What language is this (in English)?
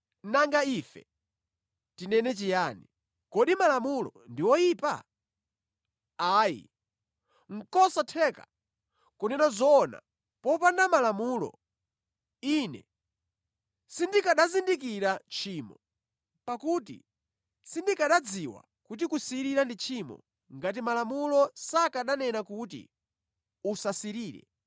Nyanja